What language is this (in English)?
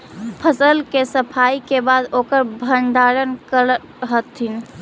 Magahi